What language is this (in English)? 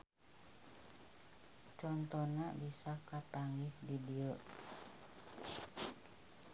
Sundanese